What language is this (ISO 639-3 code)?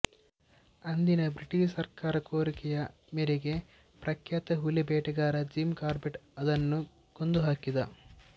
kan